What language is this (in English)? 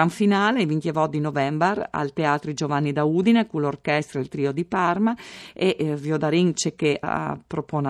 Italian